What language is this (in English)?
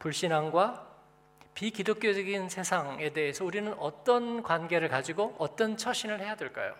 Korean